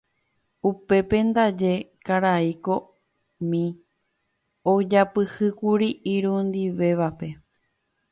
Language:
Guarani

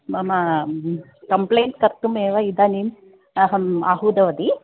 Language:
Sanskrit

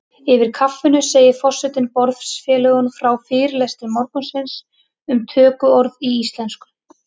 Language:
Icelandic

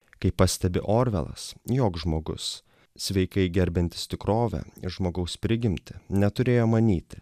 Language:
Lithuanian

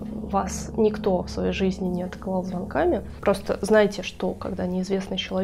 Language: Russian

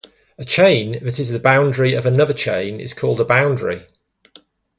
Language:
English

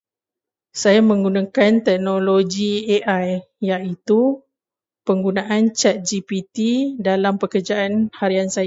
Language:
Malay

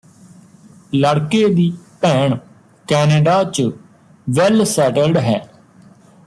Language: Punjabi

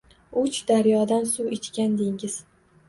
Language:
Uzbek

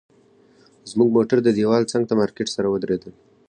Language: Pashto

